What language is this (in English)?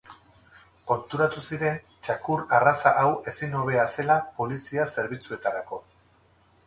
Basque